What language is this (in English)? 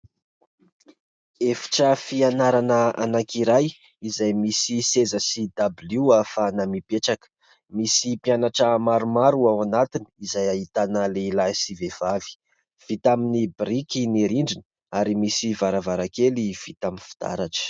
Malagasy